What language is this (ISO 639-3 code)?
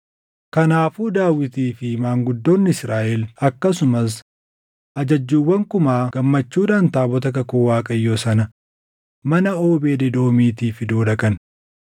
orm